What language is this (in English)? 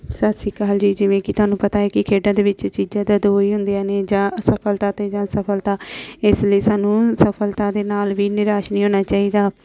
Punjabi